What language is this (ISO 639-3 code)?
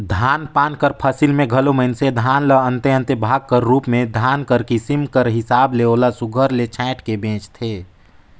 hne